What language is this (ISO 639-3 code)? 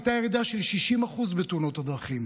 heb